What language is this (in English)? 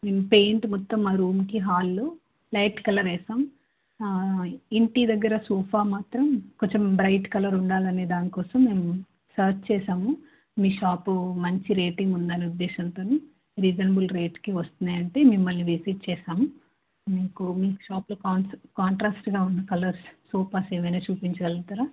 Telugu